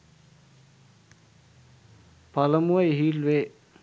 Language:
Sinhala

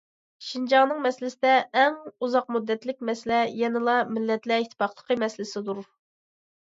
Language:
Uyghur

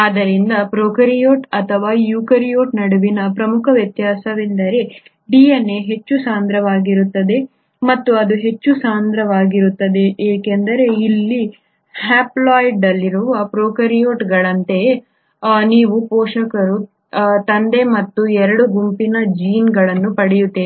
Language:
Kannada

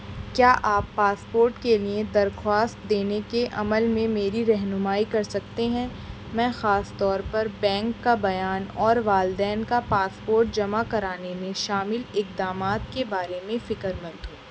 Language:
Urdu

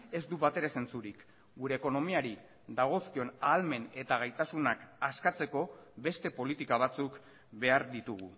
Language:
Basque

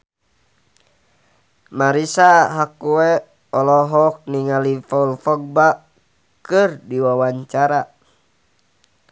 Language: Sundanese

